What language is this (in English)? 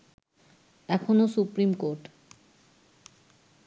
Bangla